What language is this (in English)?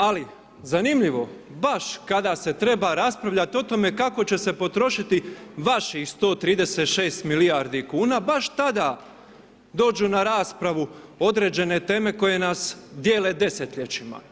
Croatian